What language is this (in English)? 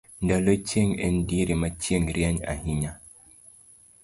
Luo (Kenya and Tanzania)